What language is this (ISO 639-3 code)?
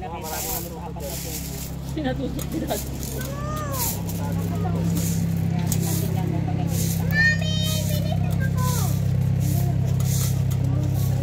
fil